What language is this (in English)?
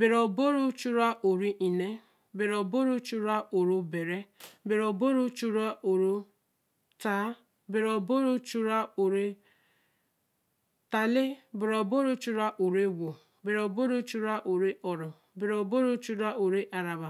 Eleme